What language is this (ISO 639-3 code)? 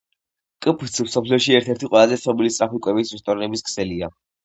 kat